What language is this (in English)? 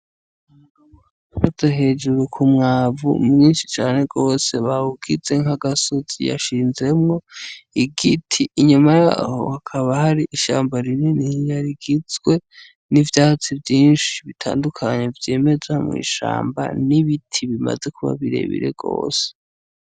Rundi